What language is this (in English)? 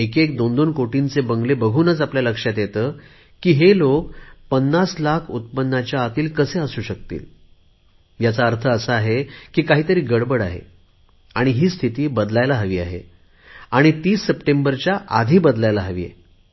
Marathi